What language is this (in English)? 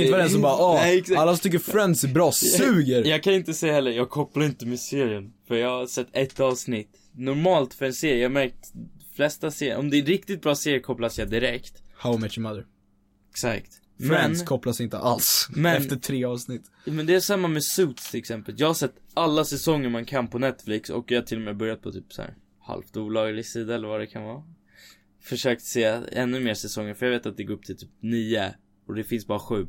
Swedish